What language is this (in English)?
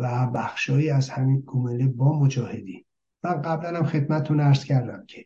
Persian